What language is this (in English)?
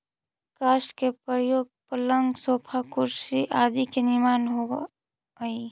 Magahi